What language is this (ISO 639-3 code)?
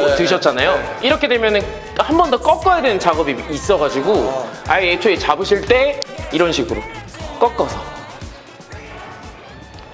kor